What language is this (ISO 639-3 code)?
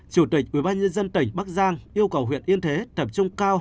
vie